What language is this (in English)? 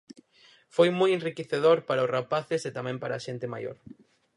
Galician